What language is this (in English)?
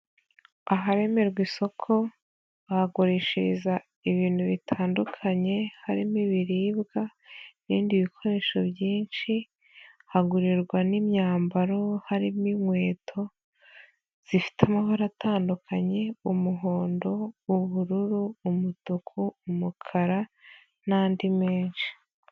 Kinyarwanda